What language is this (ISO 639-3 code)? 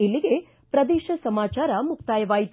kan